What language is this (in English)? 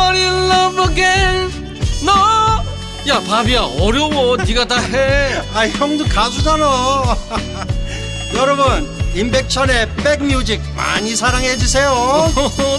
Korean